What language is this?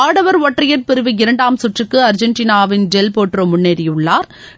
Tamil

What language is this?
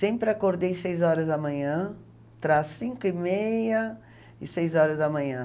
Portuguese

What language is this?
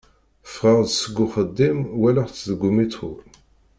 Kabyle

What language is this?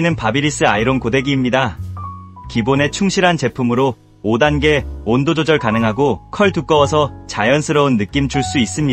Korean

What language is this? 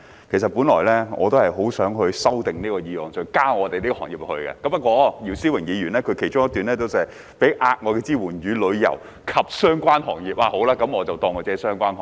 Cantonese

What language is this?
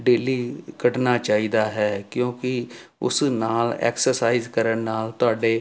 Punjabi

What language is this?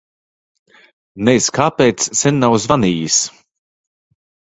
Latvian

